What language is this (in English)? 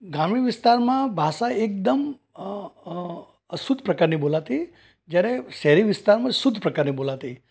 Gujarati